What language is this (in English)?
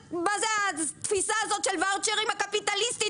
Hebrew